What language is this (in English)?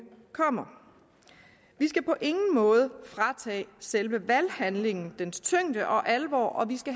Danish